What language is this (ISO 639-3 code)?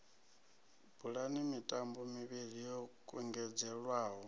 ven